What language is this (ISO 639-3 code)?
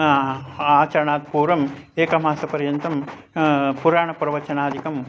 san